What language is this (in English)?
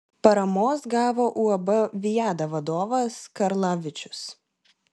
Lithuanian